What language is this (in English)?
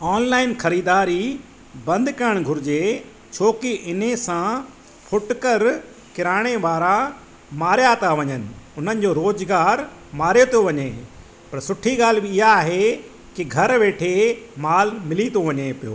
Sindhi